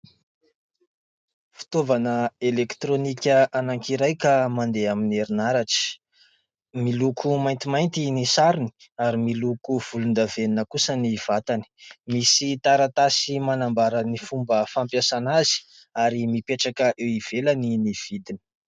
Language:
Malagasy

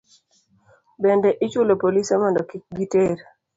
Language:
Luo (Kenya and Tanzania)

